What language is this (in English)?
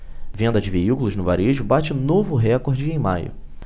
Portuguese